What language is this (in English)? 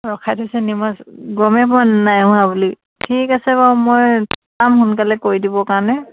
Assamese